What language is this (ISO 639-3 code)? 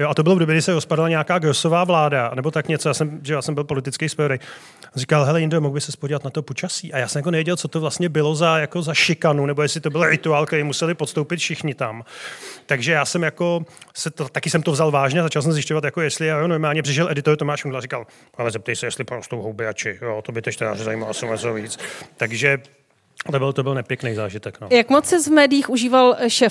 ces